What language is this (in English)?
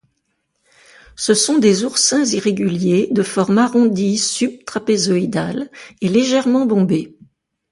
French